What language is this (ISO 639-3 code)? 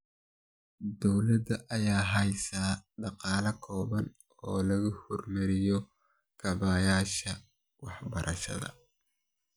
som